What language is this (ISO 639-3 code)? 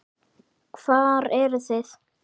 isl